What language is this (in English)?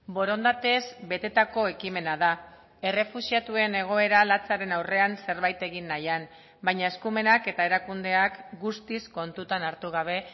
Basque